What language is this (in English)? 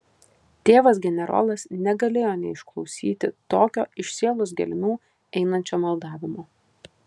Lithuanian